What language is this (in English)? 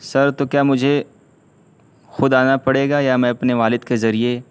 Urdu